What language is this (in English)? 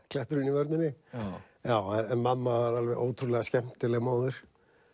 Icelandic